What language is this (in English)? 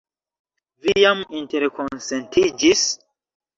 Esperanto